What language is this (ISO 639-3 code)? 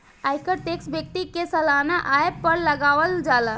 bho